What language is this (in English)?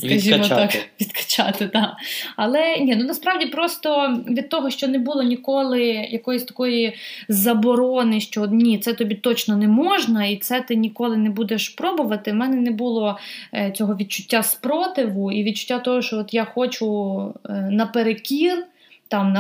Ukrainian